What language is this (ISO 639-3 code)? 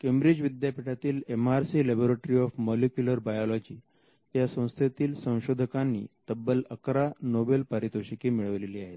mar